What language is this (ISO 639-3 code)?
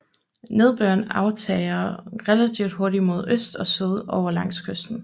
dan